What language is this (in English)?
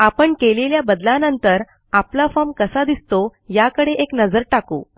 Marathi